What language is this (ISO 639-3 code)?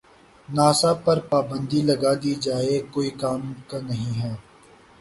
urd